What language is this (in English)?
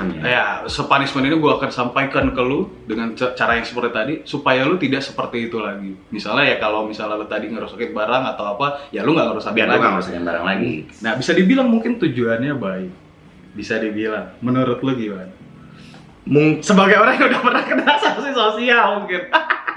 Indonesian